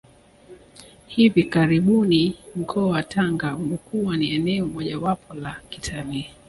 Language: Swahili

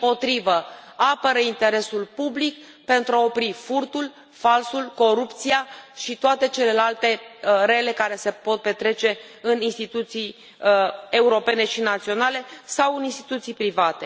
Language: Romanian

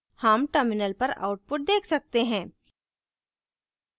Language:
Hindi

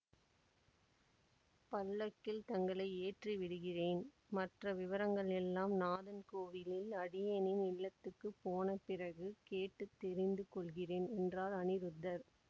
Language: Tamil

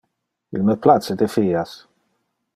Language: Interlingua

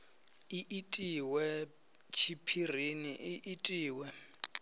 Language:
Venda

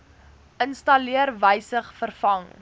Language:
Afrikaans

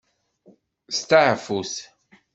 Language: Kabyle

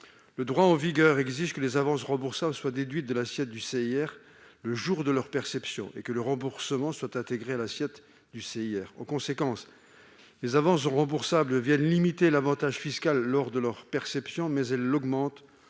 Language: French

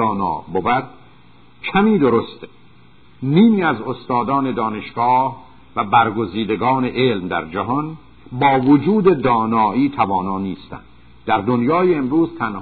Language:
Persian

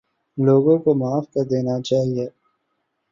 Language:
Urdu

